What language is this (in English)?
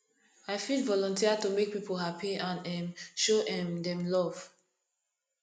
Nigerian Pidgin